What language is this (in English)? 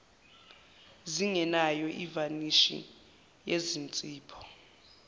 Zulu